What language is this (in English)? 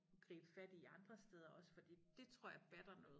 Danish